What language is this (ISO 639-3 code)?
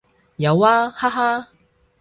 yue